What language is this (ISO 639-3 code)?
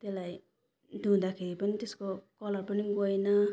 nep